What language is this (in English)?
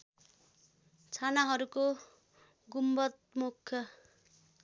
Nepali